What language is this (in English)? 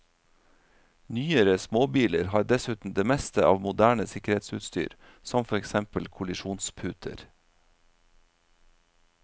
Norwegian